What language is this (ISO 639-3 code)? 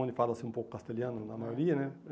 por